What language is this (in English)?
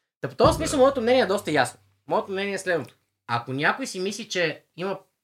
Bulgarian